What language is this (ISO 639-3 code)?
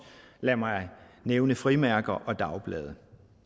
dan